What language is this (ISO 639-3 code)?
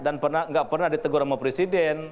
ind